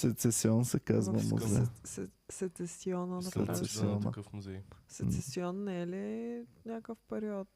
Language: Bulgarian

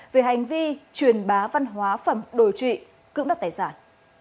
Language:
Vietnamese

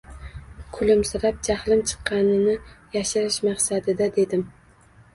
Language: Uzbek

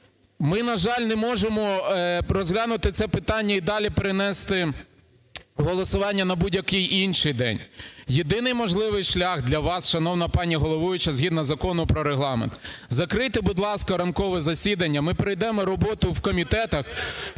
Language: Ukrainian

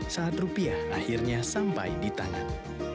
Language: Indonesian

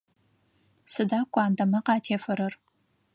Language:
Adyghe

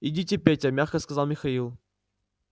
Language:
Russian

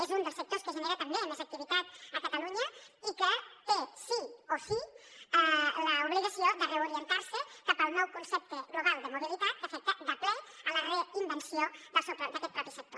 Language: Catalan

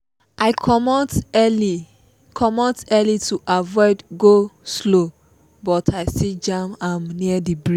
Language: Nigerian Pidgin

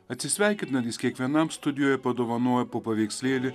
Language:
Lithuanian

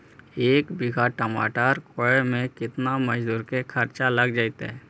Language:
Magahi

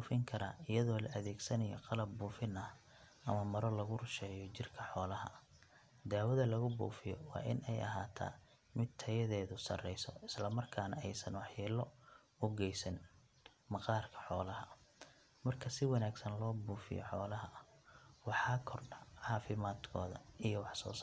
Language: Somali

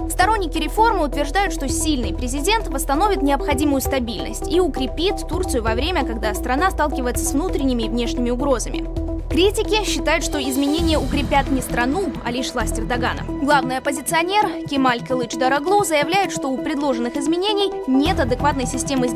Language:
Russian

